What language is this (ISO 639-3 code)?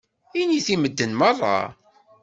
kab